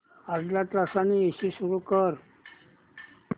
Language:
Marathi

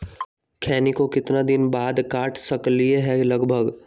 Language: Magahi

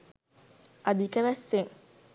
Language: Sinhala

